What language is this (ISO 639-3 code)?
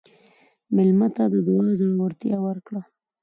pus